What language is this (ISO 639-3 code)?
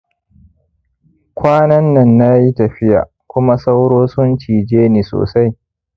hau